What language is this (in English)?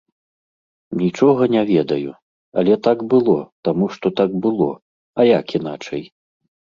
Belarusian